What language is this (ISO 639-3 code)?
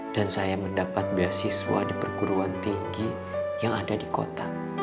ind